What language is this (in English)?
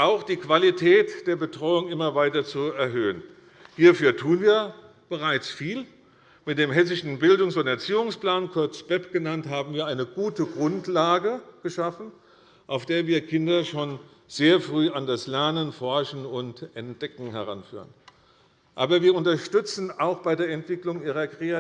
German